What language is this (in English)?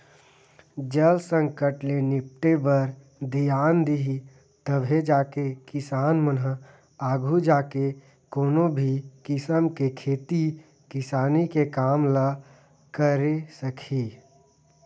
Chhattisgarhi